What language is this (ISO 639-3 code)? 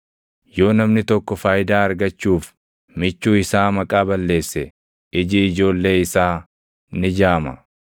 orm